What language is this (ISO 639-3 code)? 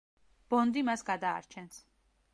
kat